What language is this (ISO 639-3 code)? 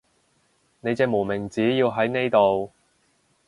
yue